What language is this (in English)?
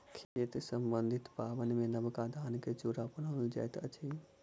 Maithili